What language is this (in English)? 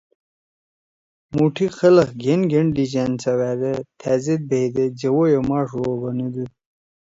Torwali